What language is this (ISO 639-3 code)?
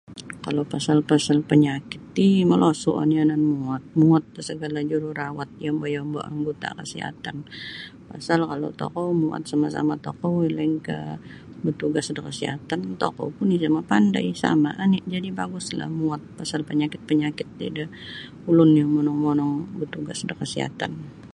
bsy